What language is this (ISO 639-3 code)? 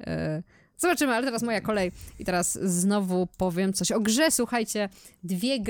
pol